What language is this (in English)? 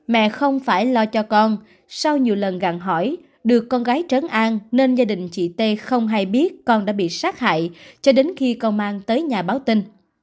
Vietnamese